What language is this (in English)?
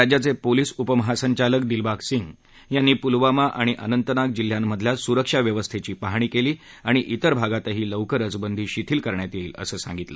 Marathi